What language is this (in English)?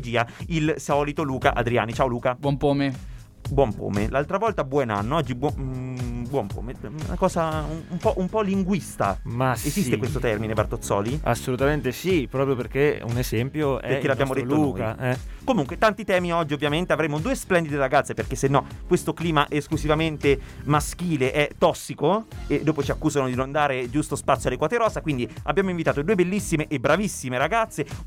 Italian